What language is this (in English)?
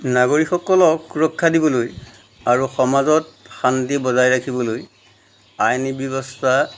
Assamese